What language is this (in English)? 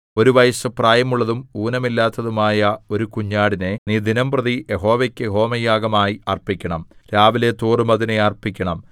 Malayalam